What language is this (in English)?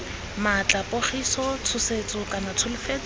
Tswana